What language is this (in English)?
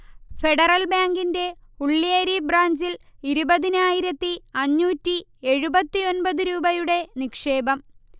Malayalam